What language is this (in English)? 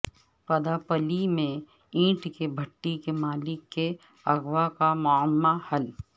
Urdu